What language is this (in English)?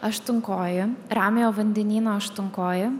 Lithuanian